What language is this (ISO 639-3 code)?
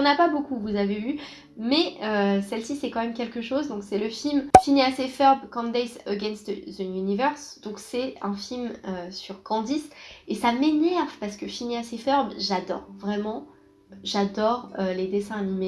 fra